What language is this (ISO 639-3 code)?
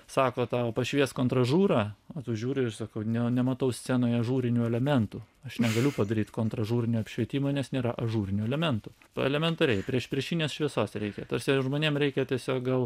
lit